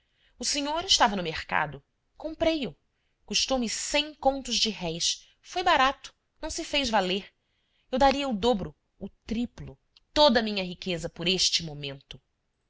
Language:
Portuguese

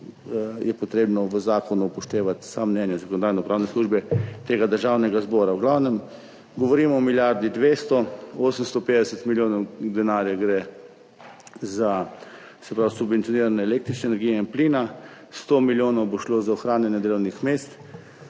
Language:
Slovenian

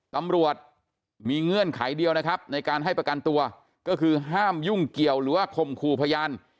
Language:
Thai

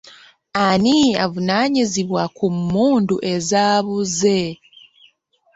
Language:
Ganda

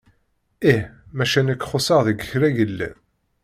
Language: Kabyle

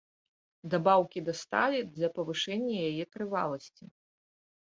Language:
Belarusian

